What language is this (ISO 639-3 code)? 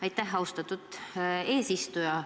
est